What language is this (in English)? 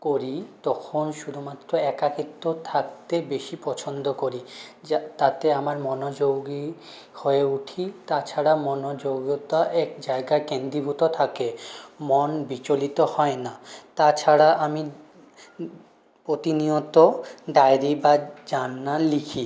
Bangla